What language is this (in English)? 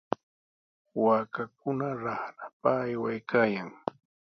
Sihuas Ancash Quechua